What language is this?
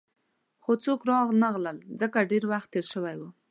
Pashto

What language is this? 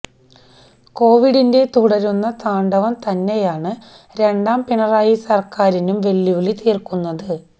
Malayalam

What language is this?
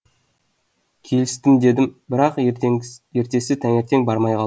Kazakh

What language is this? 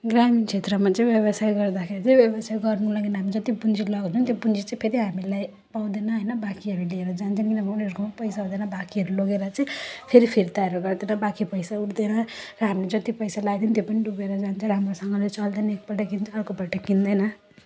Nepali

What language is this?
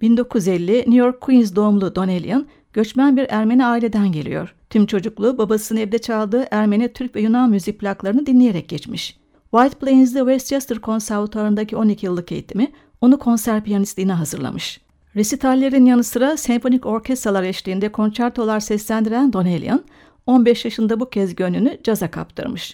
Turkish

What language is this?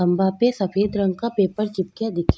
Rajasthani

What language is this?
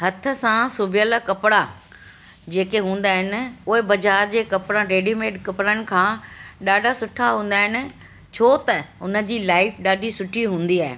Sindhi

